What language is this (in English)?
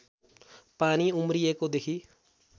Nepali